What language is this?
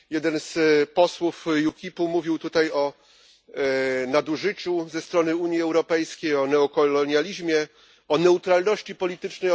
Polish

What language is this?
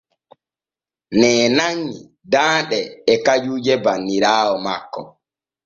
Borgu Fulfulde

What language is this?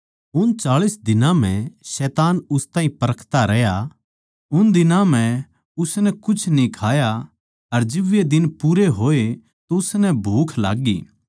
Haryanvi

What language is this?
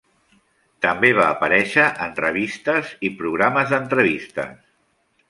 Catalan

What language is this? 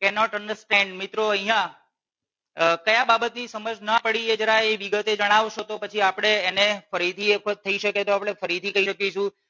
Gujarati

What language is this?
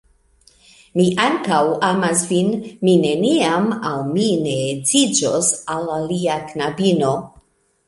Esperanto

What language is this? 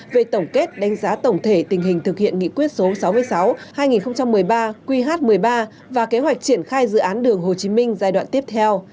Vietnamese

